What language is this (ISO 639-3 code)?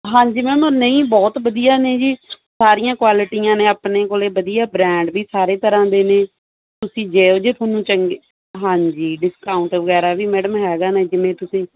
pan